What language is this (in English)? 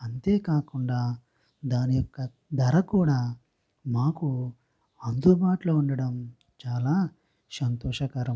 Telugu